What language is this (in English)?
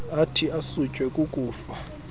Xhosa